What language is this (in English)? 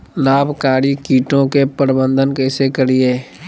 Magahi